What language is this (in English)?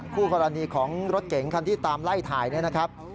Thai